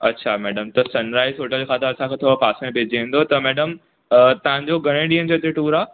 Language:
Sindhi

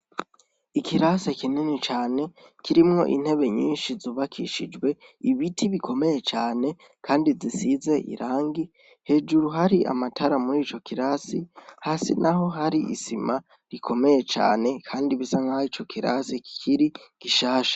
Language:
Rundi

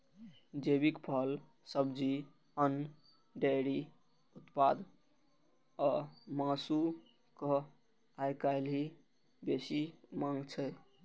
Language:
Maithili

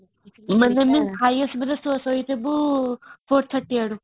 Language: Odia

